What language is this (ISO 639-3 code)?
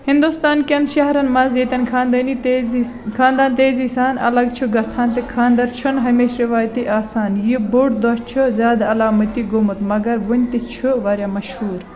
kas